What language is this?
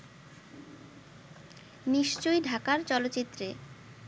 Bangla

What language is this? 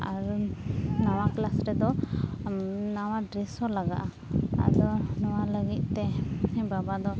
Santali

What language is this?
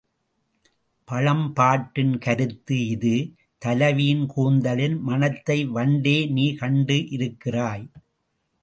Tamil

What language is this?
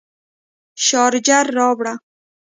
Pashto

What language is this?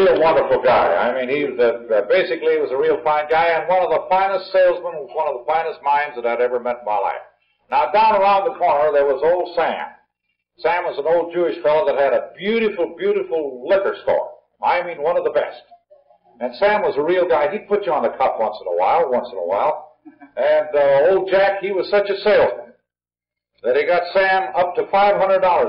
English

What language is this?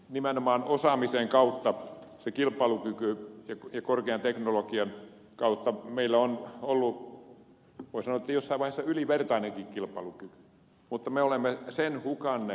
Finnish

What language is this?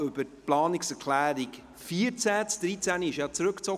Swiss German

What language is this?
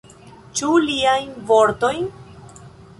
Esperanto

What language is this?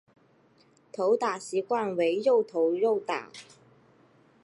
Chinese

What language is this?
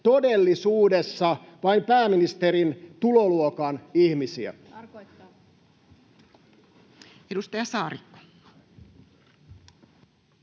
Finnish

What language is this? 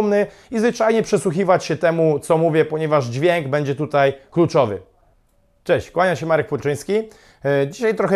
Polish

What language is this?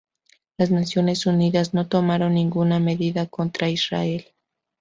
Spanish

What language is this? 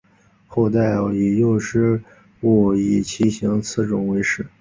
Chinese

